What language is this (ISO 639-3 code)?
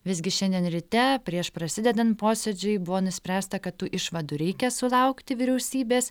lit